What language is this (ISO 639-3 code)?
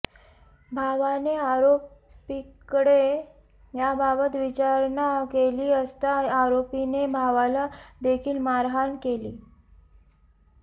mar